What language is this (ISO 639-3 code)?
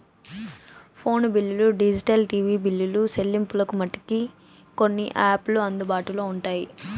tel